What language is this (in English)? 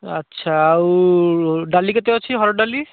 Odia